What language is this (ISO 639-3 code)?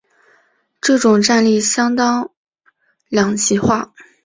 zho